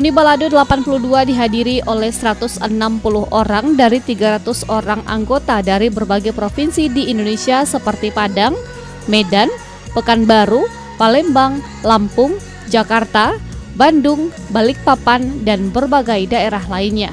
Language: Indonesian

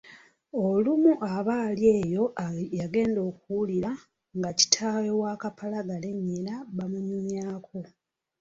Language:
Ganda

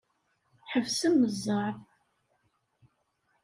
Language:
Kabyle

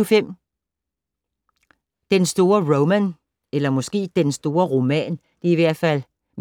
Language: Danish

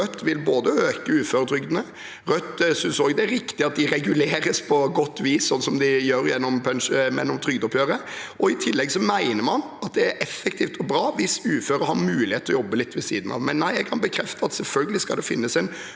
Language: Norwegian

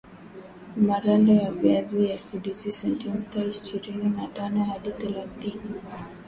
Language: Swahili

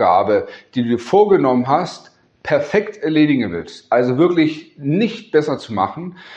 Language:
German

